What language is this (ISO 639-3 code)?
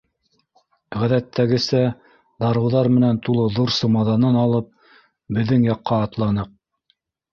bak